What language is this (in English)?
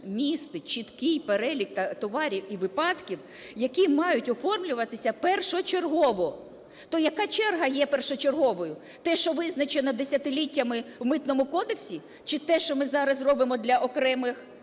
Ukrainian